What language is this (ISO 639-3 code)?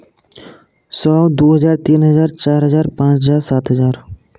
hin